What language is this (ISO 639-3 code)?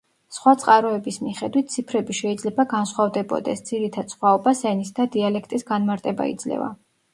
kat